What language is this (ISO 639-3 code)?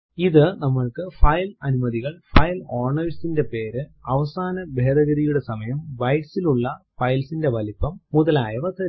mal